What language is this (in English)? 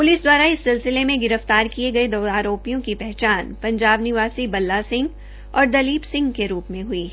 Hindi